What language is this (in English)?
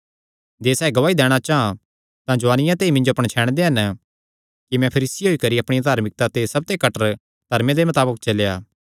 Kangri